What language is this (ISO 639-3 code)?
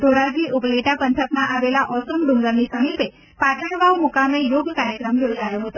guj